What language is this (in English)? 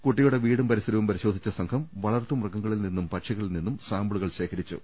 Malayalam